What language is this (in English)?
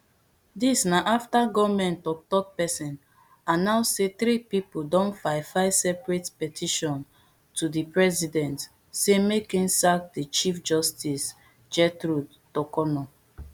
Nigerian Pidgin